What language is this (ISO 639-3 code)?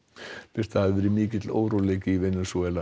isl